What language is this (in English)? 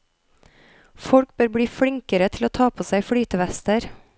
Norwegian